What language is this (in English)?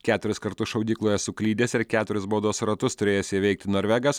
Lithuanian